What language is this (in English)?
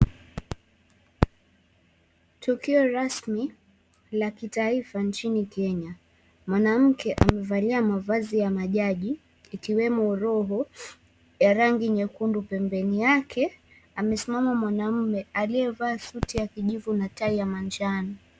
Swahili